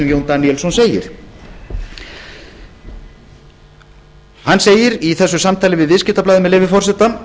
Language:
Icelandic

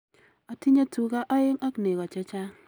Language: Kalenjin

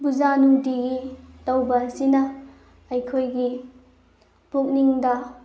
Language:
Manipuri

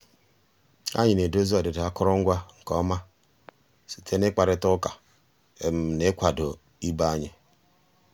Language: Igbo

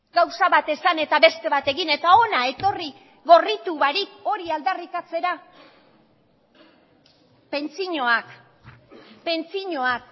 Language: Basque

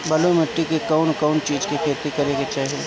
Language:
Bhojpuri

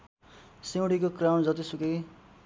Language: Nepali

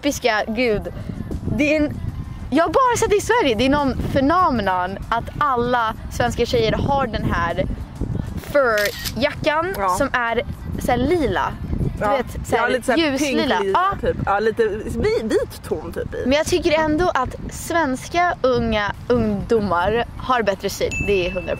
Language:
Swedish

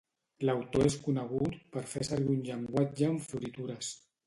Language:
Catalan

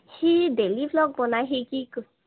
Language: Assamese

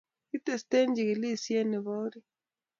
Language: Kalenjin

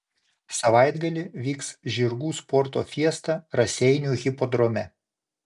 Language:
Lithuanian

